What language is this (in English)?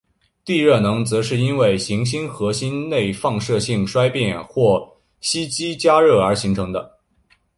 Chinese